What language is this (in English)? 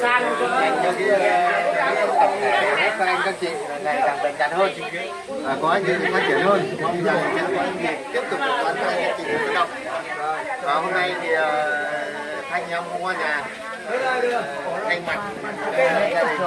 Vietnamese